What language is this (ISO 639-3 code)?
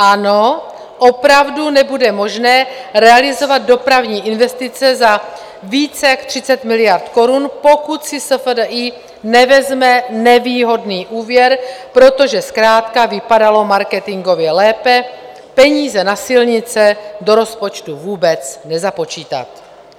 ces